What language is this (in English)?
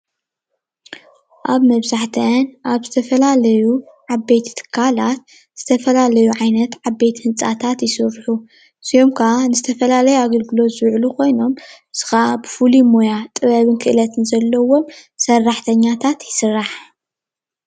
Tigrinya